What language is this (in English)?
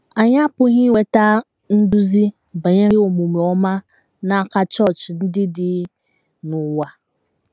Igbo